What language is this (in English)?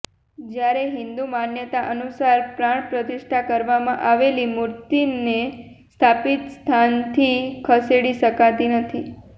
Gujarati